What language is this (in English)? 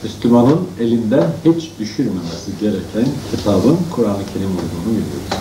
Turkish